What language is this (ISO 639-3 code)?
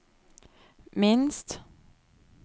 nor